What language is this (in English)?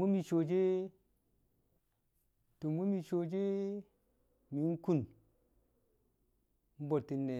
Kamo